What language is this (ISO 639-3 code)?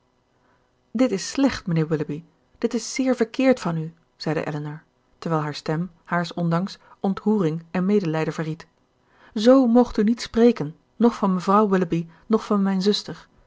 nld